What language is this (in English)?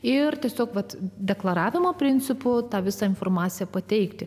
Lithuanian